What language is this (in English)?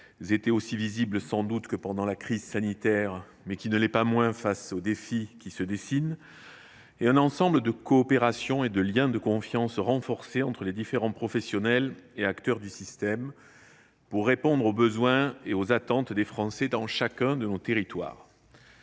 French